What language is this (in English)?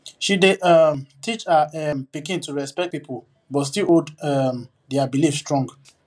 Nigerian Pidgin